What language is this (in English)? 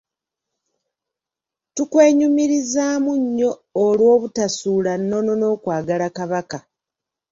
Ganda